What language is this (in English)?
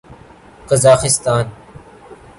Urdu